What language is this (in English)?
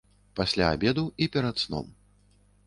Belarusian